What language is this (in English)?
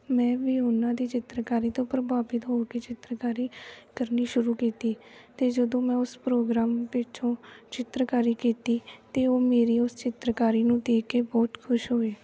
Punjabi